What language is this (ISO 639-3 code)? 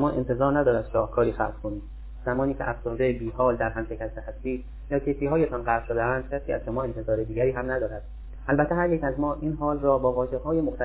fas